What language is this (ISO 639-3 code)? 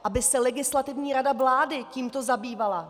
ces